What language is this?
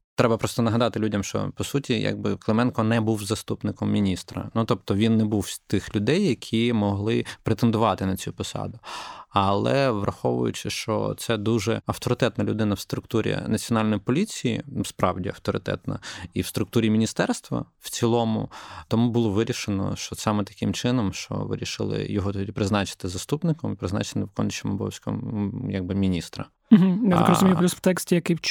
Ukrainian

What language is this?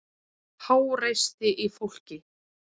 Icelandic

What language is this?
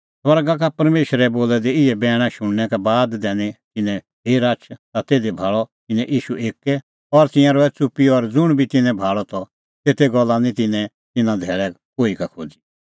Kullu Pahari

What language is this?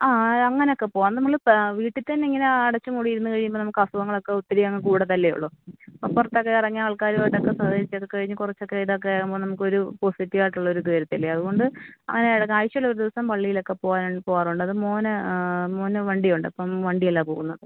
Malayalam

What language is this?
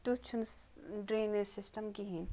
Kashmiri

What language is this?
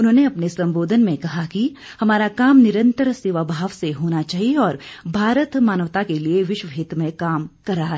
Hindi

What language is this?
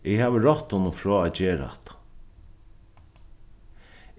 Faroese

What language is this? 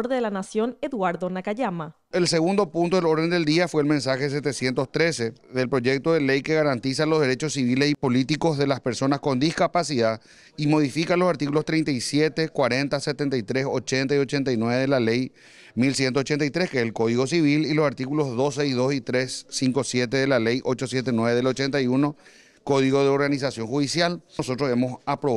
Spanish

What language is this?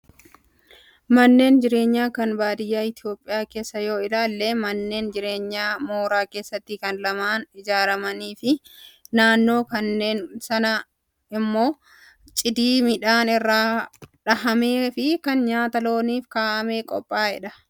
Oromo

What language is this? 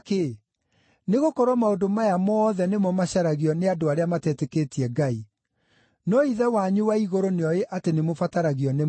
Kikuyu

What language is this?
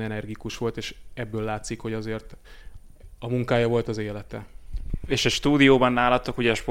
Hungarian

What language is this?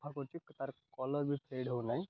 Odia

